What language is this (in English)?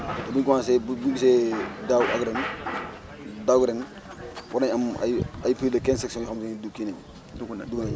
Wolof